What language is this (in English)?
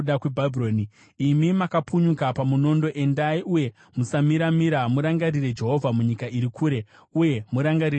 Shona